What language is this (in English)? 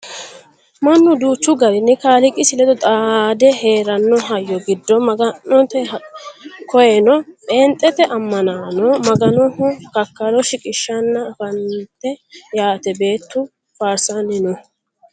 Sidamo